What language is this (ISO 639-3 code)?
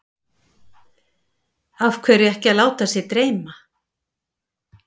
isl